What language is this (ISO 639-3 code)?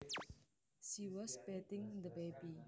jav